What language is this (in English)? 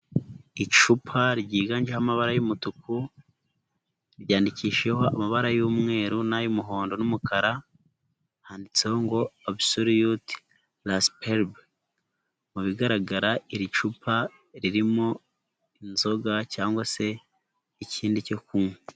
Kinyarwanda